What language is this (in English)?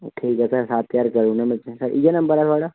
Dogri